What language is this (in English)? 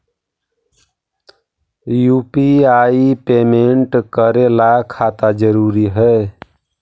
Magahi